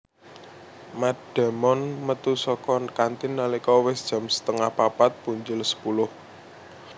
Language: Javanese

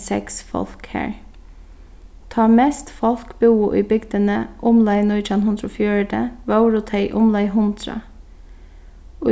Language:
Faroese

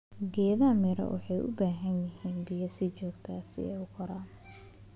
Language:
Somali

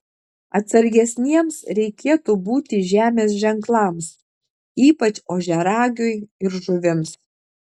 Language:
Lithuanian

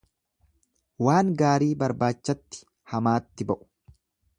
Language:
Oromo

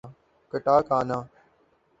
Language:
Urdu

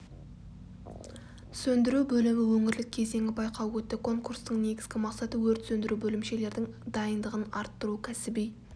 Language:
Kazakh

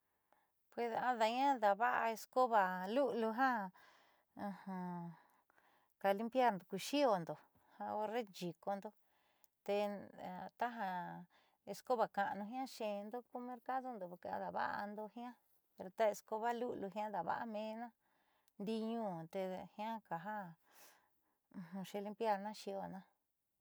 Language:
Southeastern Nochixtlán Mixtec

